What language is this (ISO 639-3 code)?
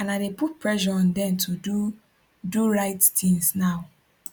pcm